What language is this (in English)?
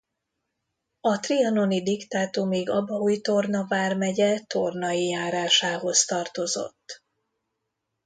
Hungarian